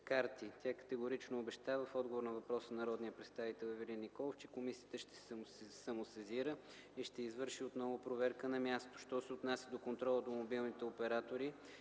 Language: Bulgarian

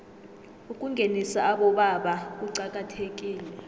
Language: South Ndebele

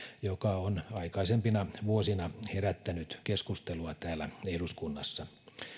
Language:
Finnish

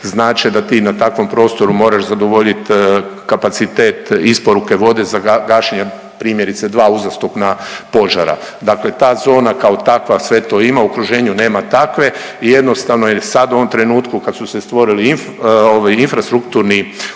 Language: Croatian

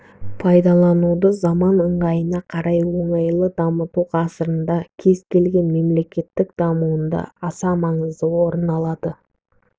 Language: Kazakh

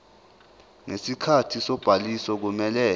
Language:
Zulu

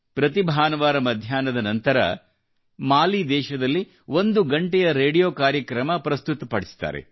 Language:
Kannada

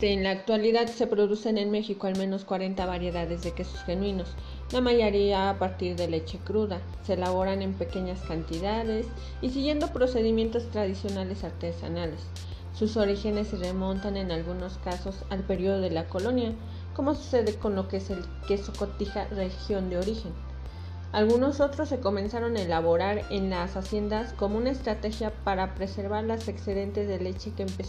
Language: Spanish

